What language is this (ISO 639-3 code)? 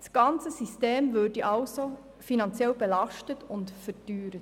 gsw